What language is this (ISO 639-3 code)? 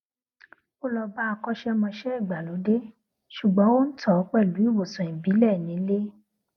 yor